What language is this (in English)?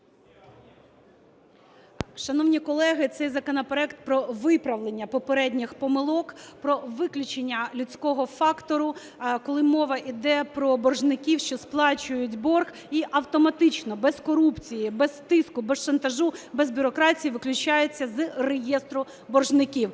Ukrainian